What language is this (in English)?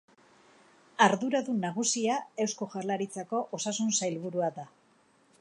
Basque